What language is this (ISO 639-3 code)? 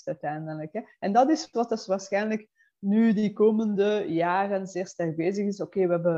nld